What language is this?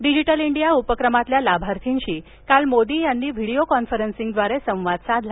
Marathi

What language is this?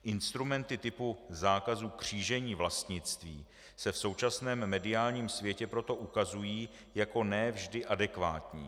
Czech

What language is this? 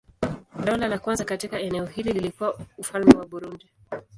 Swahili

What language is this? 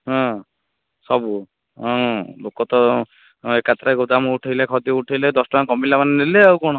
Odia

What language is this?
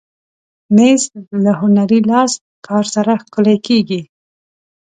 Pashto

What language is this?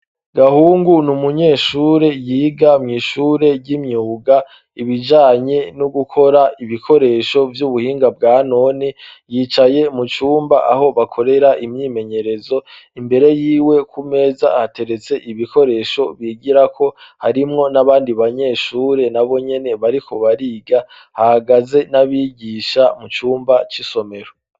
Rundi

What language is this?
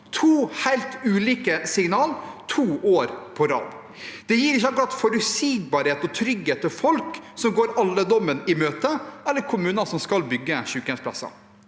Norwegian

